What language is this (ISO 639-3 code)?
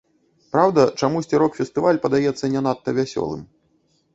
bel